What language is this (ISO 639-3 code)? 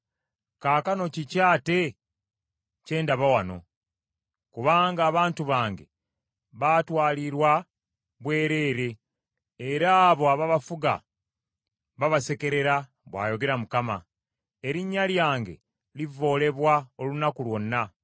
lug